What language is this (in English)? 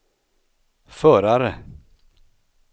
Swedish